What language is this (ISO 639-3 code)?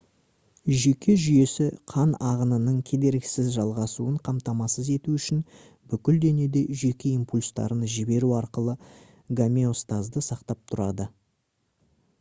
kaz